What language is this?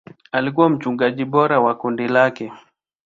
Swahili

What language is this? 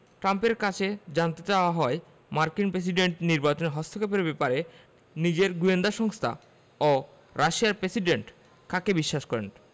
Bangla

